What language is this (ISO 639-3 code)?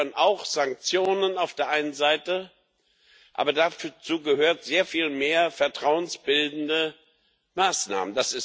deu